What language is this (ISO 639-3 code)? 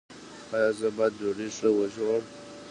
pus